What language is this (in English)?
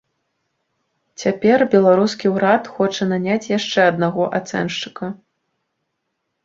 Belarusian